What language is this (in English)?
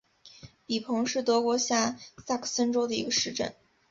Chinese